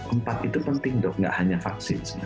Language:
Indonesian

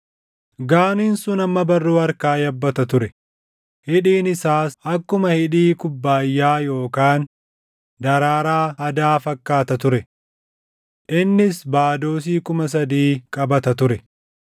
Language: Oromo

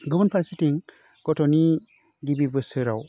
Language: Bodo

